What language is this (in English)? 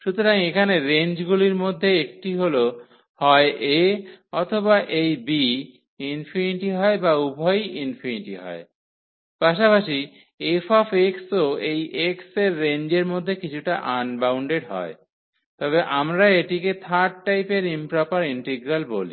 Bangla